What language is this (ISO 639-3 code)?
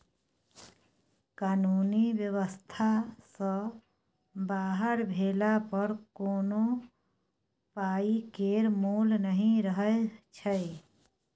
mai